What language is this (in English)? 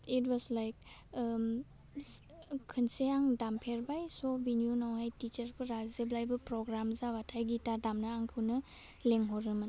Bodo